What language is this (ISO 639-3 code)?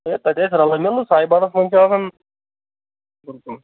kas